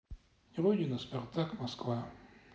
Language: Russian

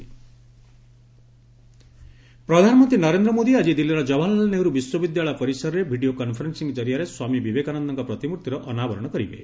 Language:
Odia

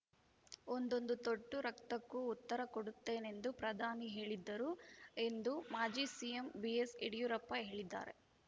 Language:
Kannada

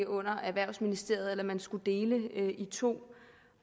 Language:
Danish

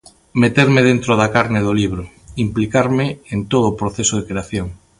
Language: Galician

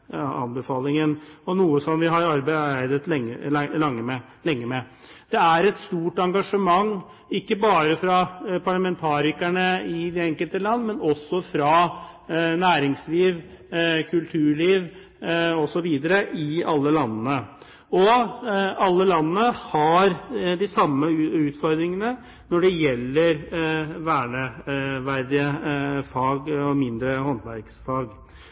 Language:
Norwegian Bokmål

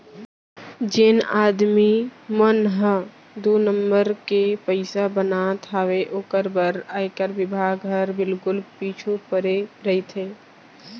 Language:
Chhattisgarhi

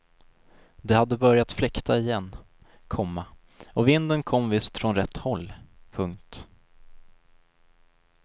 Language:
Swedish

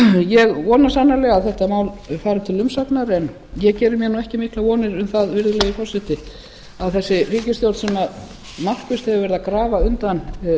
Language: Icelandic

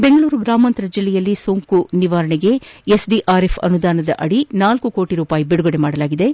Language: Kannada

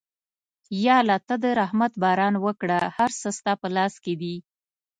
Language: Pashto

